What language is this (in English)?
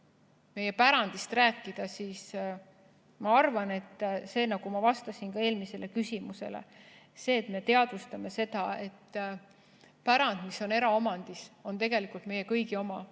Estonian